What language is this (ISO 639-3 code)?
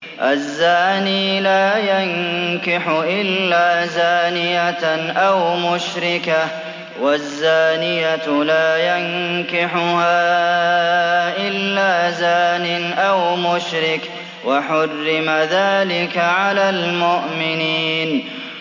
ara